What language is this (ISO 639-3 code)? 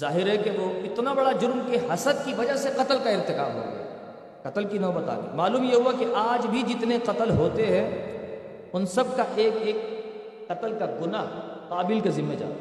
urd